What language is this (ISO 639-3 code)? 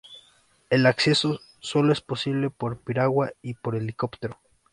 spa